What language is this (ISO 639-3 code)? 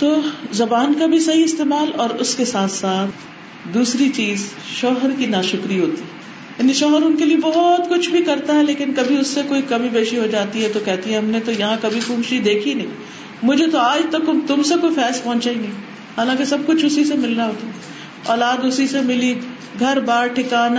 urd